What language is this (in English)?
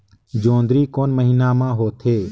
Chhattisgarhi